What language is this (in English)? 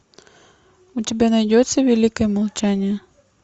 Russian